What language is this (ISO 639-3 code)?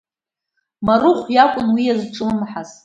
abk